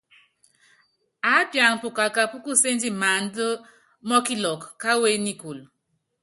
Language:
Yangben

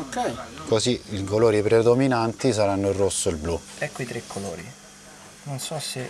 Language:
Italian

